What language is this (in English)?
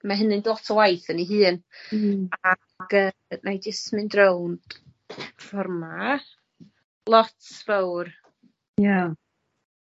Welsh